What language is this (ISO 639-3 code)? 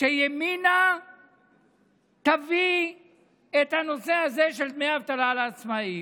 heb